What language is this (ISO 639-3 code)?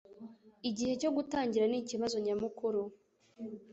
kin